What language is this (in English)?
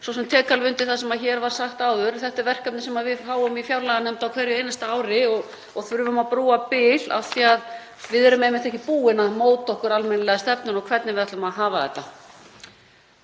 Icelandic